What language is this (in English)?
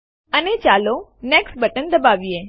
Gujarati